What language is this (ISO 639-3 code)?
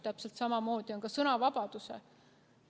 est